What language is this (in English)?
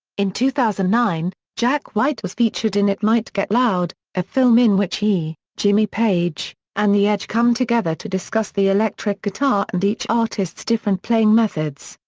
English